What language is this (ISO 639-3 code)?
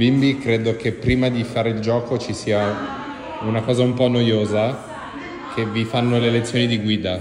ita